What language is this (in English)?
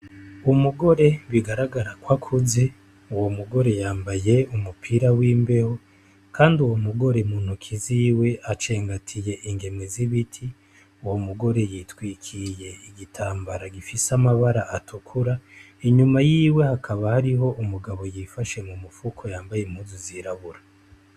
Rundi